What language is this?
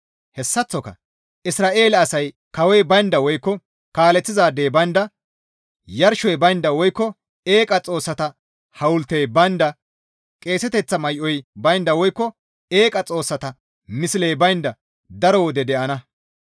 Gamo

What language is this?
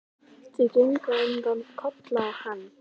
Icelandic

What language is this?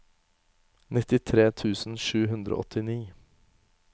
Norwegian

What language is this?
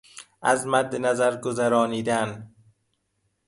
Persian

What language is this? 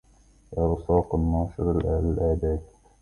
Arabic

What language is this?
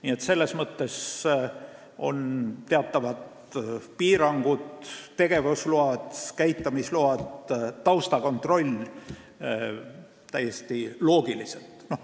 Estonian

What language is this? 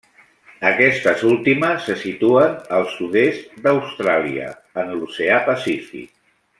Catalan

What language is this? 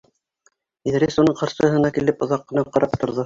Bashkir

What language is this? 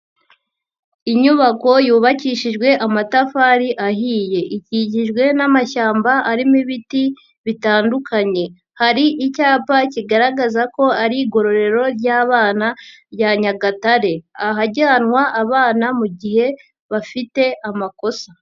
Kinyarwanda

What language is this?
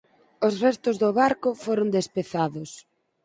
Galician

